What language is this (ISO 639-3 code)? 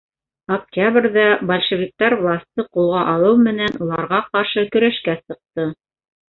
bak